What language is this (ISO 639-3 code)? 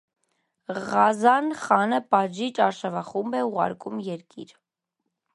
hye